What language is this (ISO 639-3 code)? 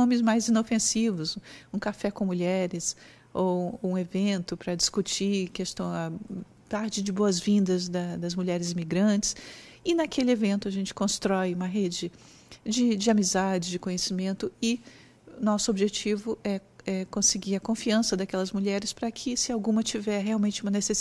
por